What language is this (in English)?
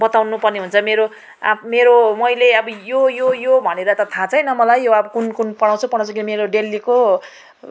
Nepali